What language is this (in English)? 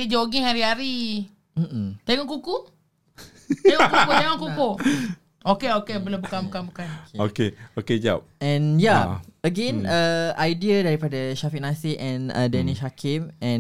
Malay